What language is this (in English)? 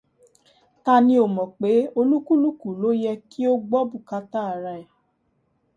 Yoruba